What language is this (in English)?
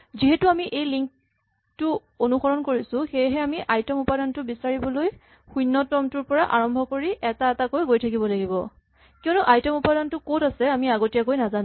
Assamese